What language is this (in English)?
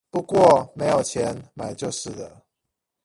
Chinese